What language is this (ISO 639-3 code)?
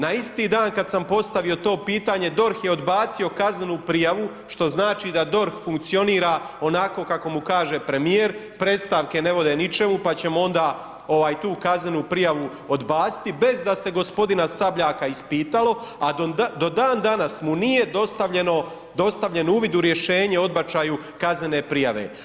hrv